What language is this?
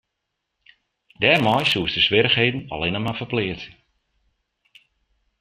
Western Frisian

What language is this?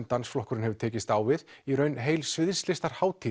Icelandic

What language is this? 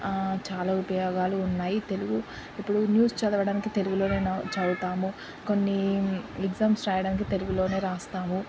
Telugu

